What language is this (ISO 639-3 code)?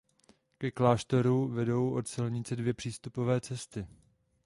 ces